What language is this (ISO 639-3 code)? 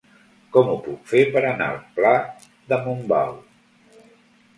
cat